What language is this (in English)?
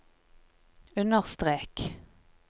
Norwegian